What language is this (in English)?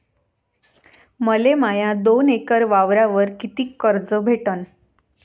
Marathi